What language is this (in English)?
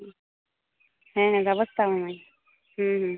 Santali